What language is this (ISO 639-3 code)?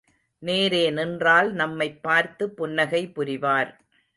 tam